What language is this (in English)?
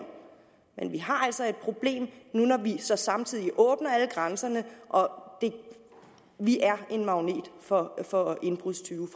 Danish